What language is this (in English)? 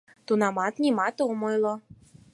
Mari